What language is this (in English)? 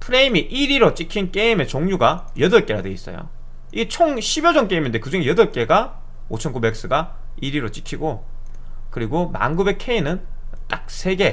Korean